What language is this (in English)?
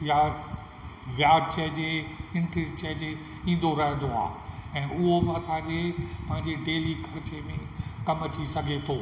Sindhi